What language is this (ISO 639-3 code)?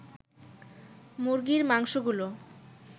ben